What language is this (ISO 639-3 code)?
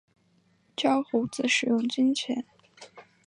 zho